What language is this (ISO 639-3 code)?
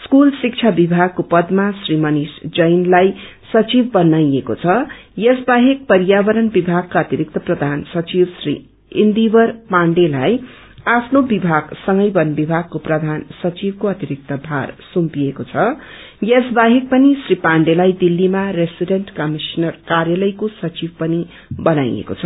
nep